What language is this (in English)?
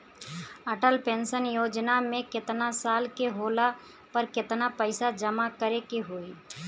Bhojpuri